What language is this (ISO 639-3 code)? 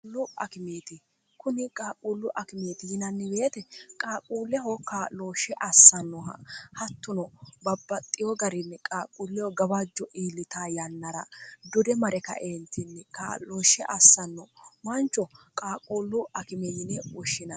sid